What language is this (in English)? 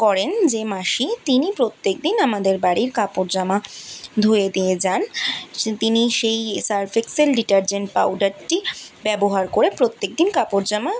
Bangla